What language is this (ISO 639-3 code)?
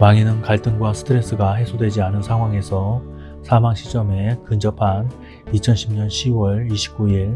kor